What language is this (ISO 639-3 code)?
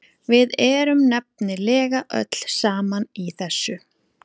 isl